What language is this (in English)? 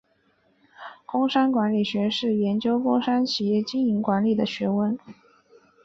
Chinese